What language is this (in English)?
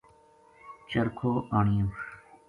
Gujari